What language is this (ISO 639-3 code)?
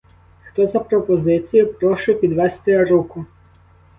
ukr